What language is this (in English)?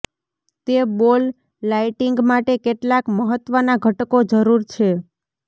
Gujarati